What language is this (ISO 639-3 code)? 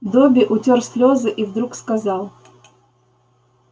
rus